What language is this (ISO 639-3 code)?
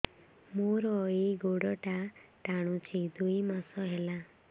ori